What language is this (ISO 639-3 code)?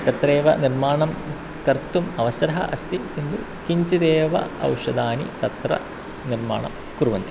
san